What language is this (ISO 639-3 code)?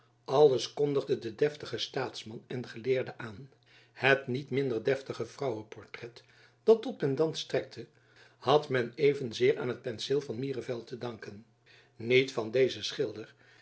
nld